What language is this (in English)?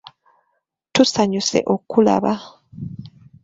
Ganda